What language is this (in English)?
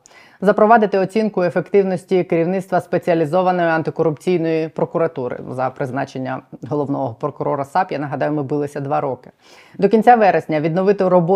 Ukrainian